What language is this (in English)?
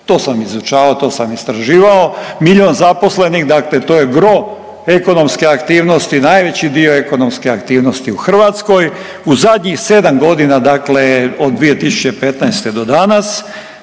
Croatian